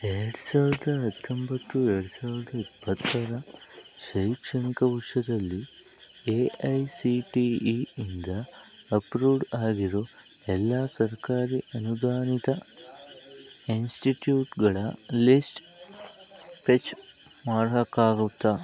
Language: Kannada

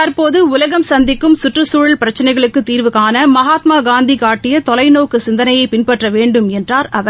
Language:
Tamil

